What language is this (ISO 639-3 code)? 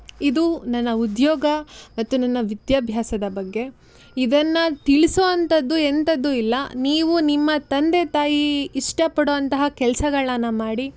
kan